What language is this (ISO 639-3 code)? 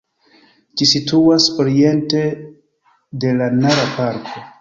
epo